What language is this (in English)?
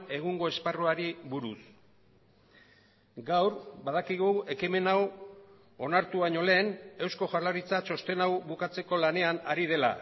Basque